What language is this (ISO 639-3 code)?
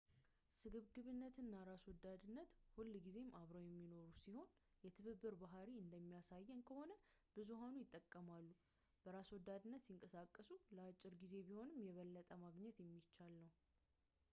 amh